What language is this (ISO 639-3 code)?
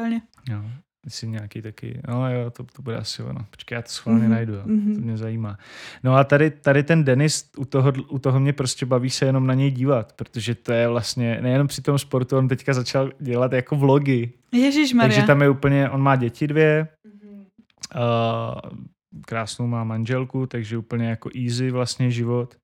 ces